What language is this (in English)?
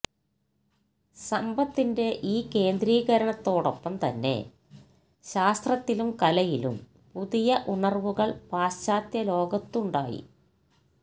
Malayalam